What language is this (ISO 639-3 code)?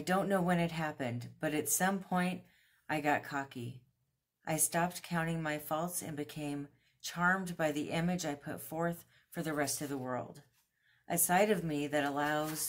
eng